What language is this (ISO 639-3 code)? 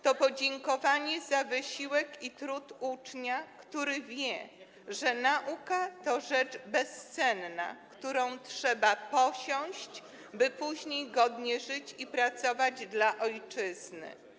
pol